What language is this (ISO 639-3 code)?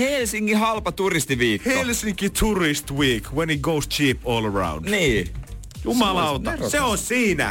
fin